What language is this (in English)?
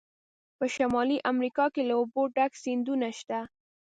Pashto